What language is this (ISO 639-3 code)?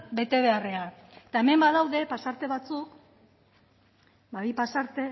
eus